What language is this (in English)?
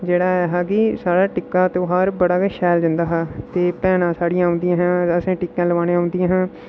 Dogri